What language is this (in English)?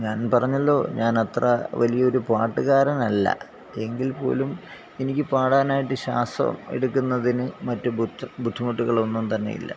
Malayalam